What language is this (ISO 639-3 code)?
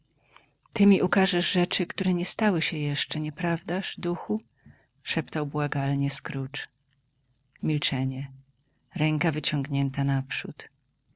pol